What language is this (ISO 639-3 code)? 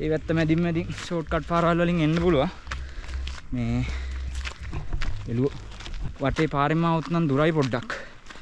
ind